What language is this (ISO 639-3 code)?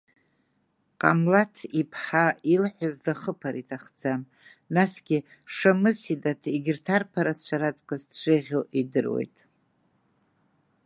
abk